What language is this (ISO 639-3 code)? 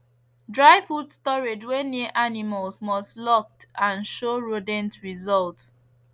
pcm